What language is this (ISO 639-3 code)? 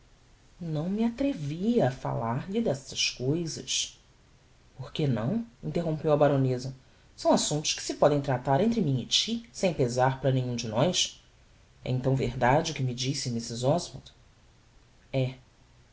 por